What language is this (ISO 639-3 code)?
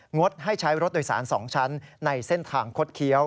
tha